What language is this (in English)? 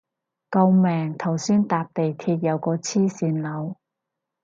Cantonese